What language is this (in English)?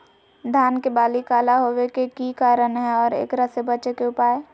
Magahi